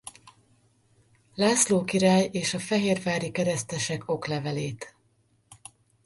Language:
Hungarian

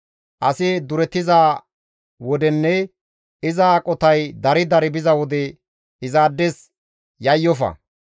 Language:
Gamo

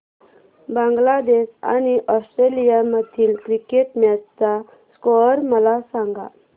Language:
Marathi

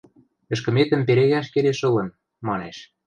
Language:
Western Mari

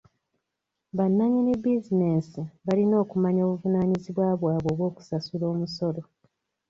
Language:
Ganda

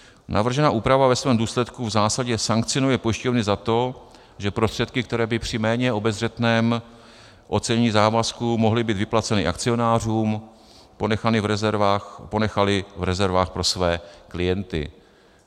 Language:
Czech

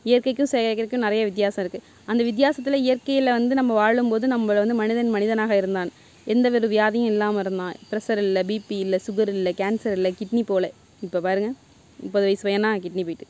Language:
Tamil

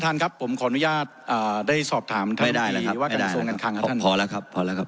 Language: Thai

